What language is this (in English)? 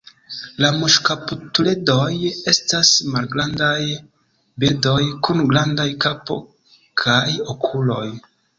Esperanto